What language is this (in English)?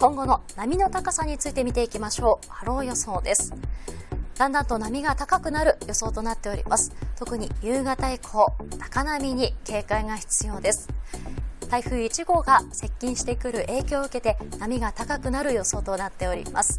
Japanese